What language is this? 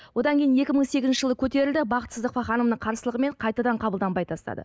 Kazakh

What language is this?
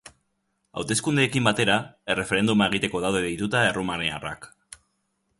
Basque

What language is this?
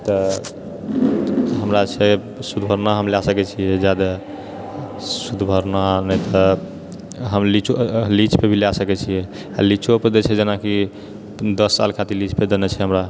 Maithili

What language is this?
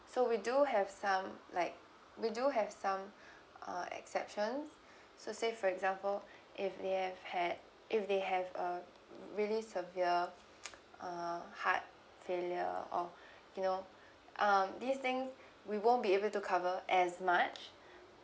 English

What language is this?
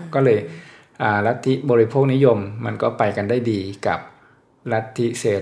Thai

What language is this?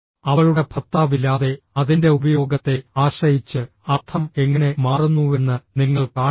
Malayalam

